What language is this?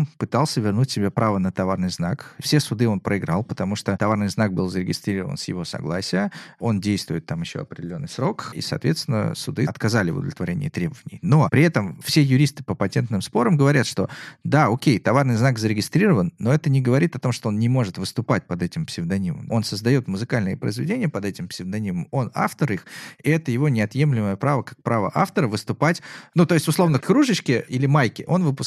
Russian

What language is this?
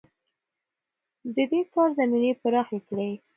Pashto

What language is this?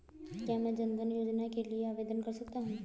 Hindi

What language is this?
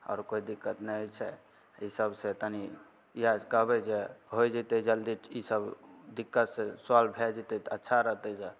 Maithili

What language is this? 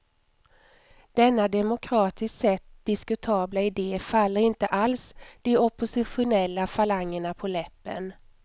Swedish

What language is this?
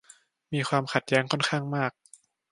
Thai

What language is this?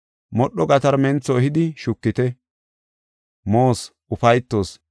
Gofa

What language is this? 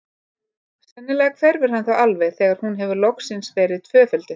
Icelandic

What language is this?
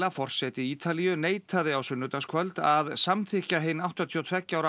Icelandic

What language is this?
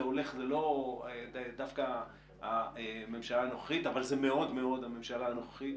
Hebrew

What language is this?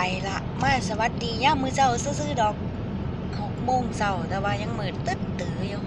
Thai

